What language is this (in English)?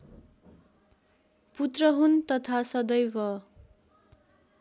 Nepali